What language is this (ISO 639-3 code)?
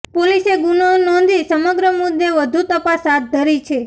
guj